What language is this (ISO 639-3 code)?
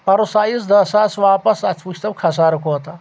kas